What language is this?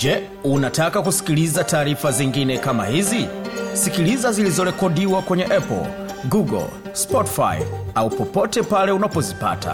Swahili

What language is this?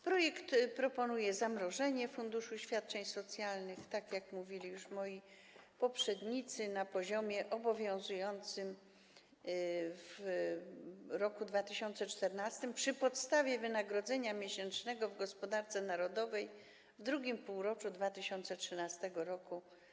Polish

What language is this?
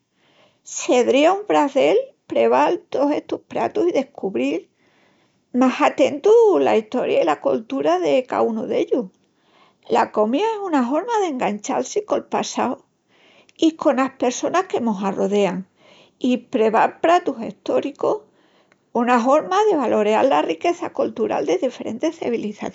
Extremaduran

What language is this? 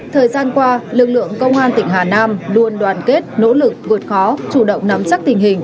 Vietnamese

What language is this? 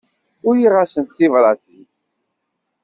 Kabyle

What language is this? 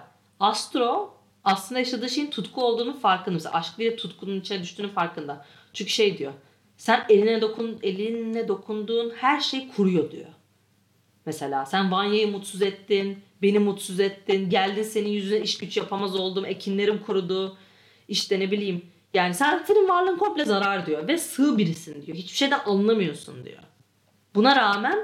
Turkish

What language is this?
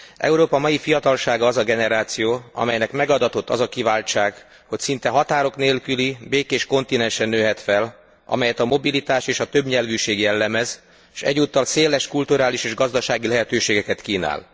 Hungarian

